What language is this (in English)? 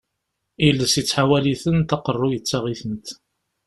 Kabyle